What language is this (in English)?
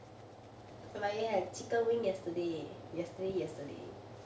English